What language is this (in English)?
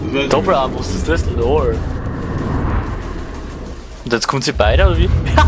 German